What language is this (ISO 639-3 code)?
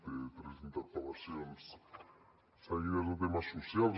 cat